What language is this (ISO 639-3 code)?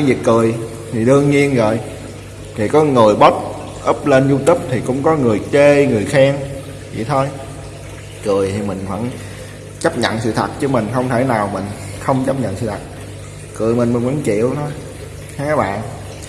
vie